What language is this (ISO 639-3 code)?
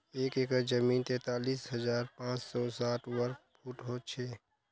mag